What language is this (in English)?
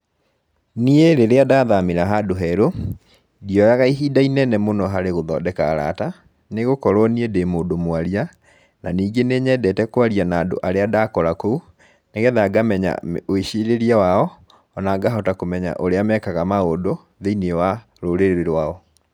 Kikuyu